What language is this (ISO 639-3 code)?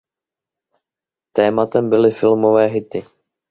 ces